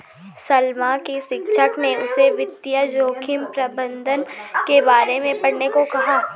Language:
Hindi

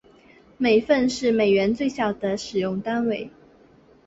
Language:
Chinese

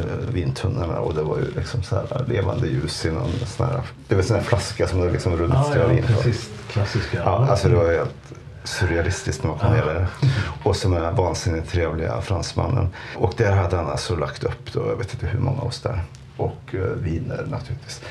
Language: Swedish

